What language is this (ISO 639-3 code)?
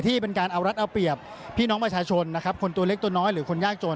tha